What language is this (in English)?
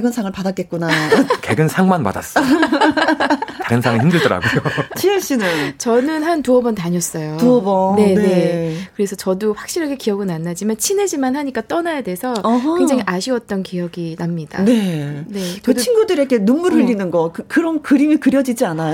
Korean